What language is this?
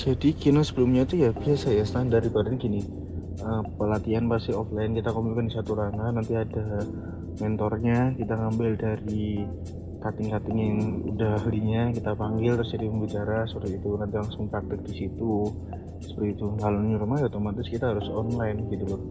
Indonesian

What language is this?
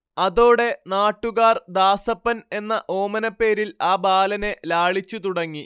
Malayalam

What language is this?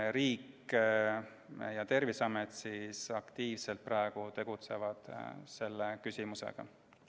Estonian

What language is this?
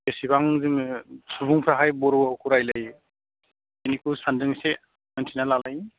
Bodo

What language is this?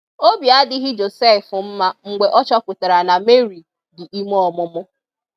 Igbo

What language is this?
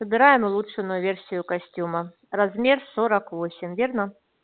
Russian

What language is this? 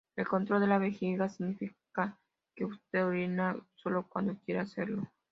Spanish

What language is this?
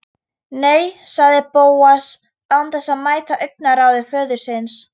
Icelandic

